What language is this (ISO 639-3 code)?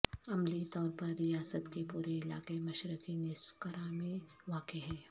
urd